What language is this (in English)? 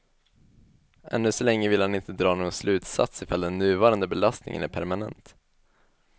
Swedish